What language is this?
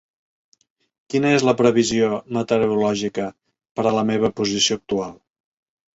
Catalan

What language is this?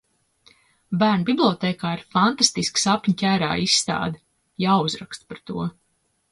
Latvian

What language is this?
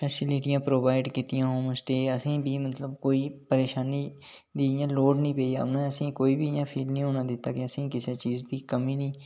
Dogri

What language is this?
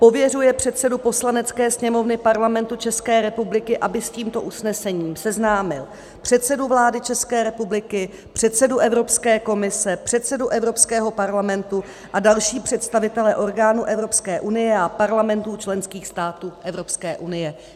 Czech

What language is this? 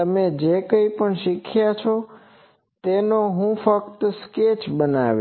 Gujarati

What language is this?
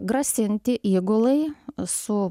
Lithuanian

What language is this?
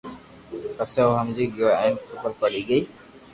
Loarki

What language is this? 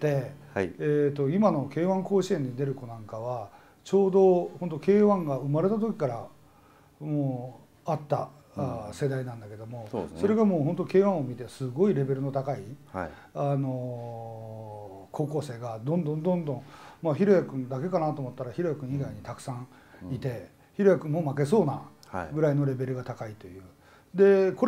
Japanese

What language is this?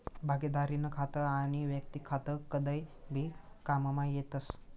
Marathi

